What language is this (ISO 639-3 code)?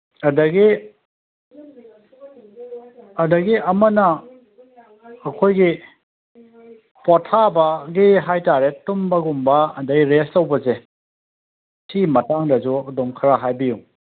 mni